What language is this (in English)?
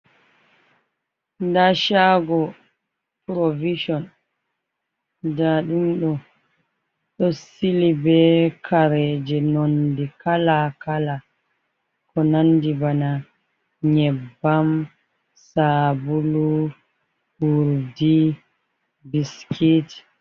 Fula